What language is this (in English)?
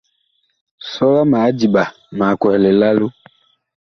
Bakoko